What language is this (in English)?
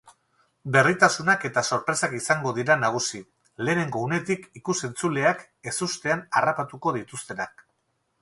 Basque